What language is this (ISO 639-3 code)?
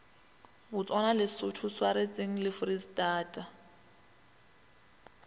nso